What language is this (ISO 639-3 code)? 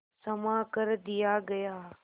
hin